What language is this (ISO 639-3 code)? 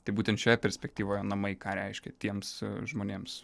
lit